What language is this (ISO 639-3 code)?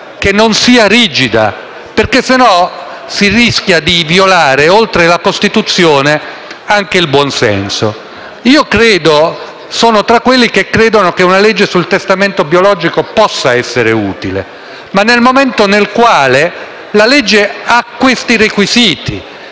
ita